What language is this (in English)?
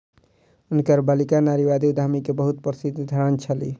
Maithili